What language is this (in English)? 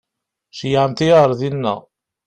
Kabyle